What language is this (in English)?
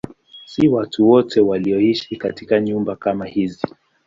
Swahili